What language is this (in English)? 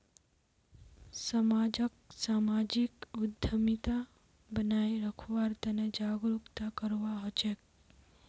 Magahi